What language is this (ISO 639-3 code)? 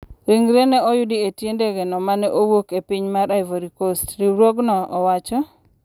luo